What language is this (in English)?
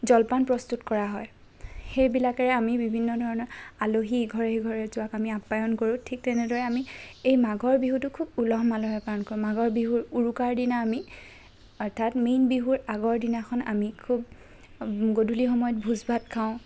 Assamese